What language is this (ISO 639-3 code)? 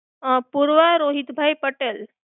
guj